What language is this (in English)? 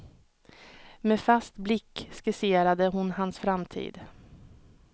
Swedish